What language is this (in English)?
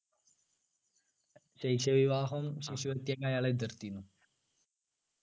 Malayalam